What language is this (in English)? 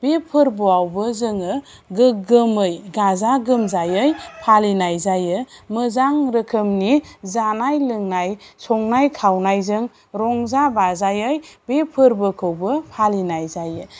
Bodo